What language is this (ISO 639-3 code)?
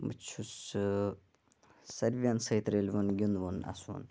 kas